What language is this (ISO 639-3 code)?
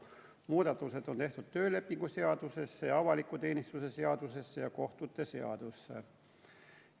est